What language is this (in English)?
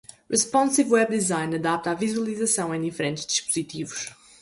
Portuguese